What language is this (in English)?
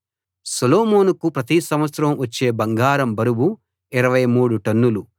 Telugu